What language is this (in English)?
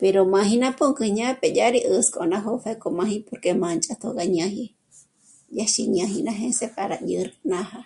Michoacán Mazahua